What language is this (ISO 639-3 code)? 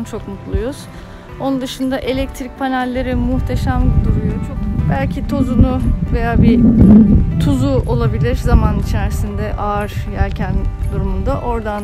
tur